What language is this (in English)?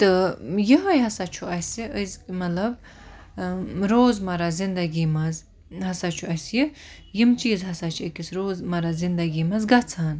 Kashmiri